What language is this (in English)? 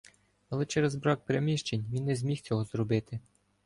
Ukrainian